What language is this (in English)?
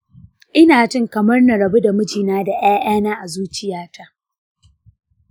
Hausa